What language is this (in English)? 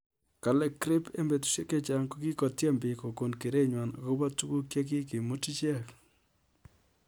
Kalenjin